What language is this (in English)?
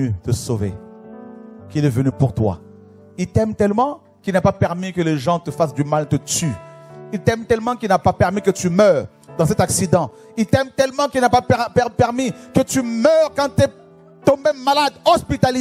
French